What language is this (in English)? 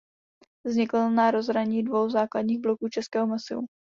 Czech